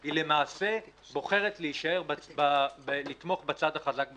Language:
Hebrew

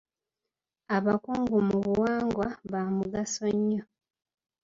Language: Ganda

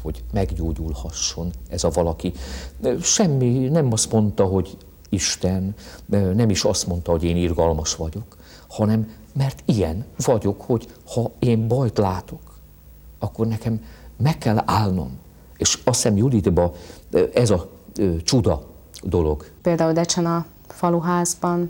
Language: Hungarian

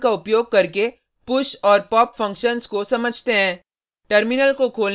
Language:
Hindi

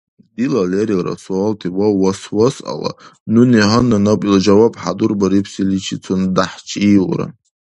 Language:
Dargwa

